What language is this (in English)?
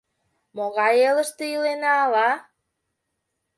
Mari